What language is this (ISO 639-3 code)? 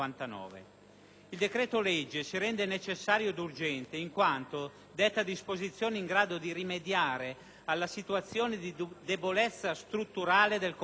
ita